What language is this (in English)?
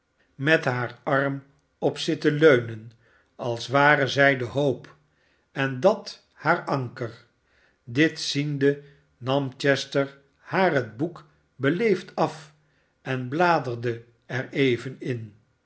Dutch